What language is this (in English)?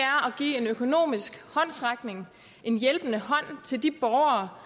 Danish